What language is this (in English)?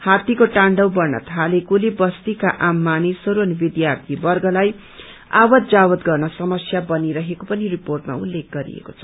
Nepali